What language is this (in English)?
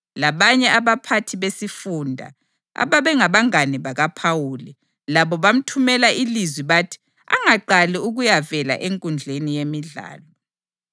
North Ndebele